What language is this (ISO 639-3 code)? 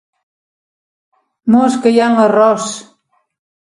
cat